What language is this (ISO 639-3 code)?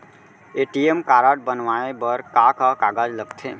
hne